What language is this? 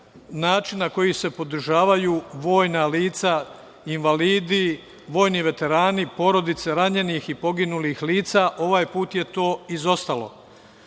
Serbian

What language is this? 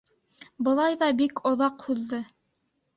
Bashkir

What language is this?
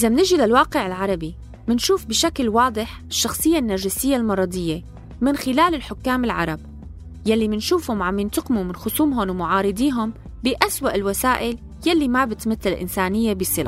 Arabic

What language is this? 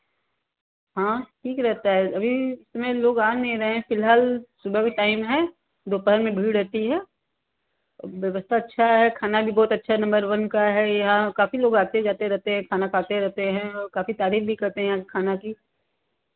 Hindi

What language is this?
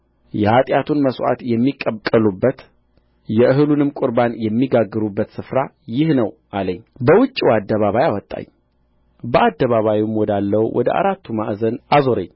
Amharic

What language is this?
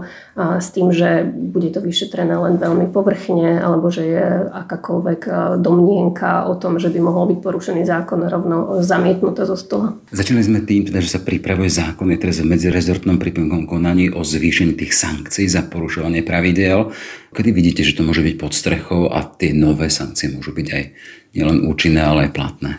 Slovak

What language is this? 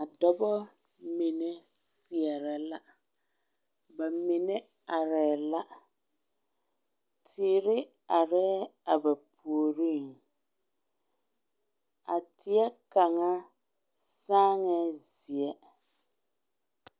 Southern Dagaare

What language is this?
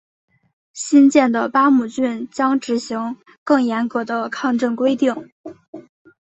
Chinese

